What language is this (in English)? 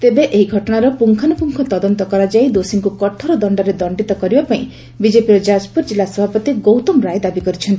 Odia